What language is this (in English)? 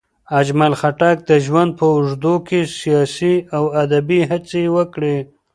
Pashto